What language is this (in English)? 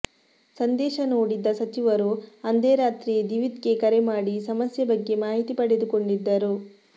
Kannada